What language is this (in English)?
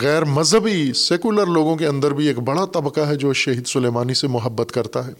Urdu